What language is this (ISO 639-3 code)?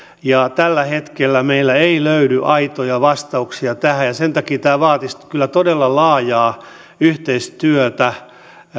fin